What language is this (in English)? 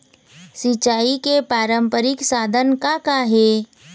Chhattisgarhi